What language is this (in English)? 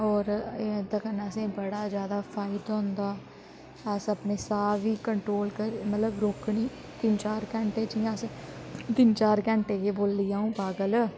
Dogri